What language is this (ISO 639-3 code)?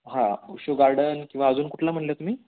mar